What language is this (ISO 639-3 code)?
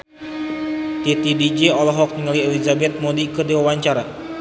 sun